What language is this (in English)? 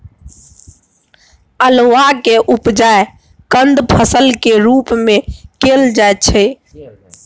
Maithili